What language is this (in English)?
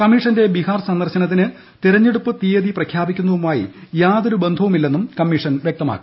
Malayalam